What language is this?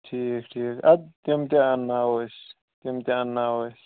Kashmiri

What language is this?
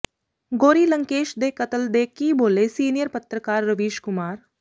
Punjabi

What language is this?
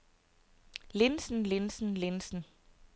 Danish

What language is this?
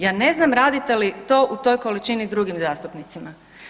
Croatian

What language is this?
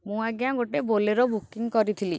Odia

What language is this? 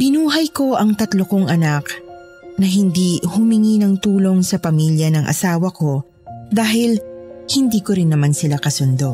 Filipino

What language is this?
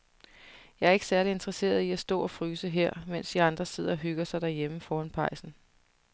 Danish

